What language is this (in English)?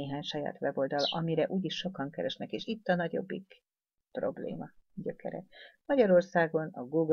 Hungarian